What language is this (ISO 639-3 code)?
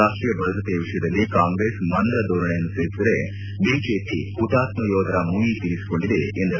kan